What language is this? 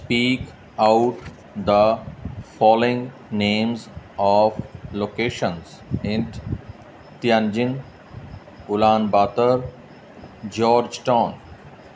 Punjabi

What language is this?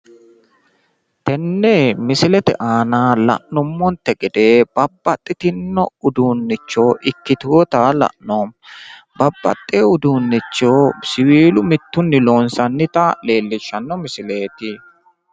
Sidamo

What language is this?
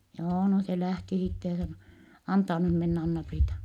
Finnish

